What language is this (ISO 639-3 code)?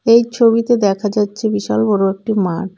ben